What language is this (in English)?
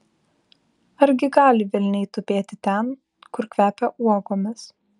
Lithuanian